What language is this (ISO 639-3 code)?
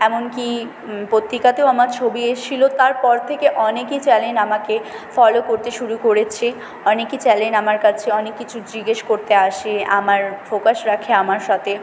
ben